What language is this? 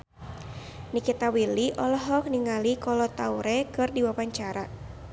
Sundanese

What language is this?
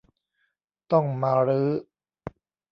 Thai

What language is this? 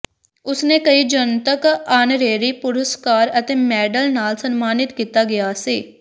Punjabi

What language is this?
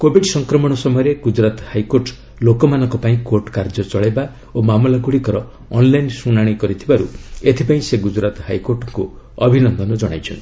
Odia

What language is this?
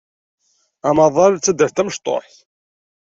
Kabyle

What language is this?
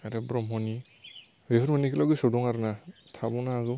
Bodo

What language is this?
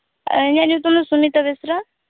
Santali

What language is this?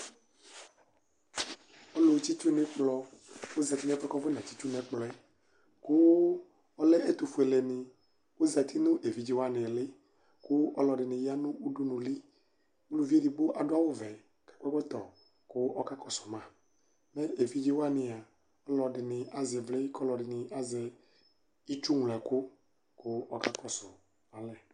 Ikposo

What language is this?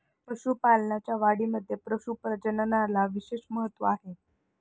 Marathi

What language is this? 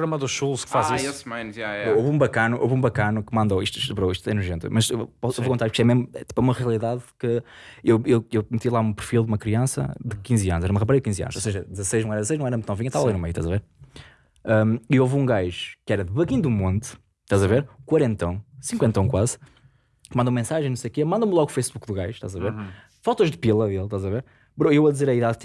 Portuguese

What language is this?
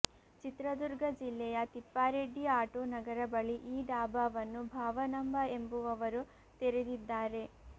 Kannada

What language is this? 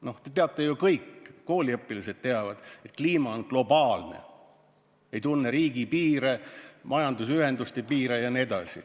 Estonian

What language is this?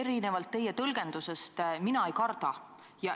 Estonian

